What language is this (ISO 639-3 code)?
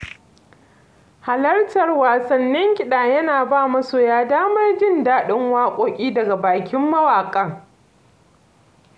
hau